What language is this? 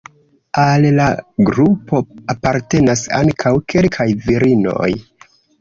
Esperanto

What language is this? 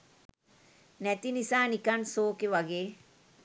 Sinhala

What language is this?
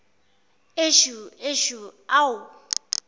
Zulu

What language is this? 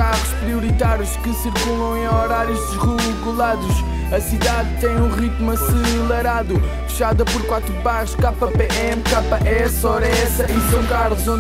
Portuguese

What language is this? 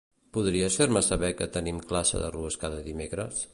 Catalan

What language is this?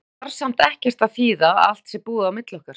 Icelandic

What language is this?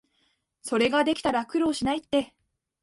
Japanese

